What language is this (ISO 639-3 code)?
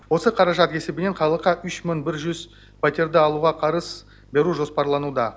kaz